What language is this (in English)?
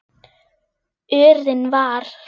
Icelandic